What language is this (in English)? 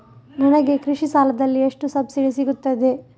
Kannada